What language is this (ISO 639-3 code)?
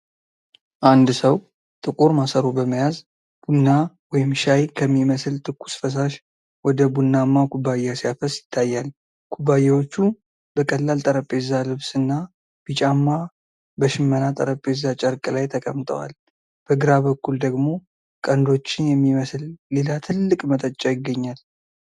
amh